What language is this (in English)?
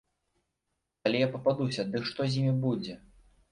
Belarusian